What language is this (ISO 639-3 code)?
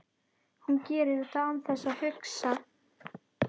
isl